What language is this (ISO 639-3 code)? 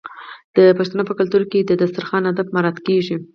pus